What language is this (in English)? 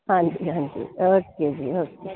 Punjabi